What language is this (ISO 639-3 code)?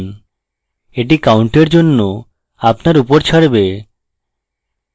ben